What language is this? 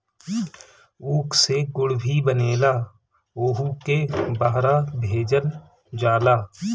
Bhojpuri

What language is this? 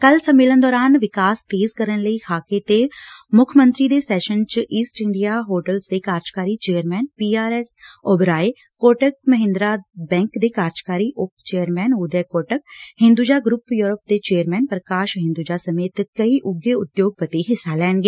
Punjabi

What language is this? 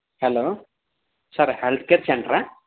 Telugu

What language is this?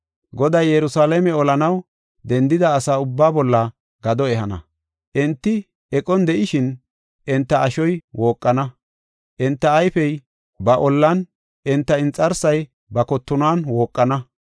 Gofa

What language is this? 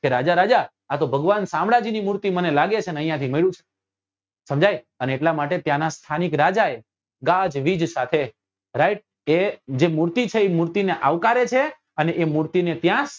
Gujarati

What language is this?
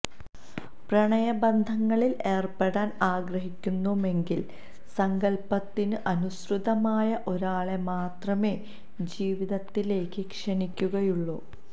Malayalam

